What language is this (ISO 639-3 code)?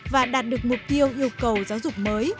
vie